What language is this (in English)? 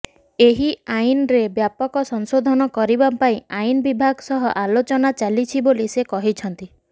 Odia